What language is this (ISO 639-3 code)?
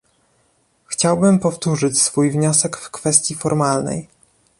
pol